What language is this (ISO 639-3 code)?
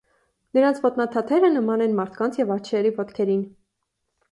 hye